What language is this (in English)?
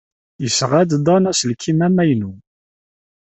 Kabyle